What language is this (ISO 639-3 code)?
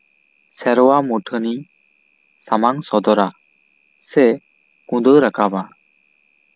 sat